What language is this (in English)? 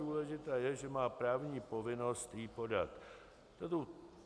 Czech